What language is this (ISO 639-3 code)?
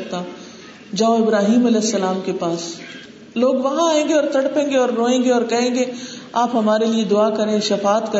urd